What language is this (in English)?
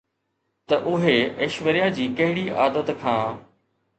Sindhi